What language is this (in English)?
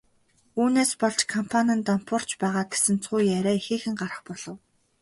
Mongolian